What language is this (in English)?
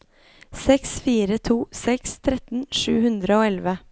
Norwegian